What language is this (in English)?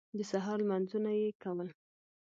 Pashto